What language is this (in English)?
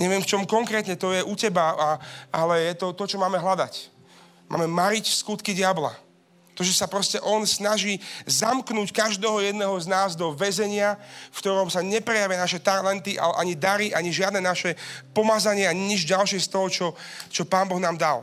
Slovak